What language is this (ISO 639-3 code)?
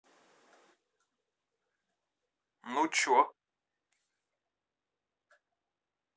rus